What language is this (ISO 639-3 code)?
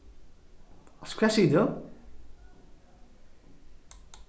fao